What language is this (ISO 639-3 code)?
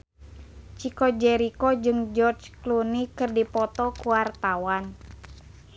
sun